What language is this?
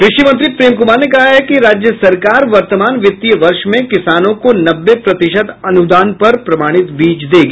Hindi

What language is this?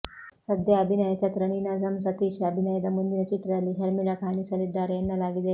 Kannada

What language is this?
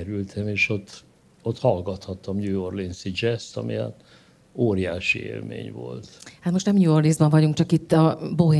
Hungarian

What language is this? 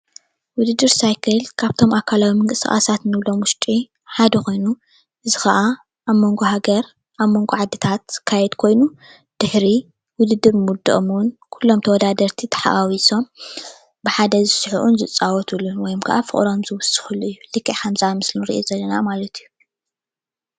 Tigrinya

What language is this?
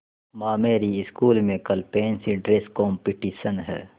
Hindi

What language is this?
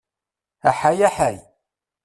Kabyle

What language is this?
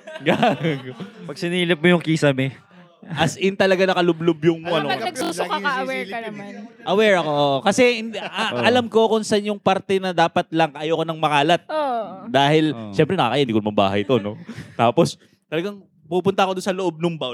Filipino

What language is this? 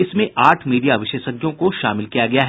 Hindi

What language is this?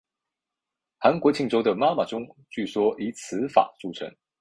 Chinese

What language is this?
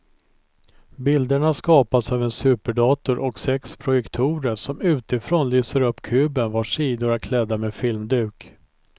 Swedish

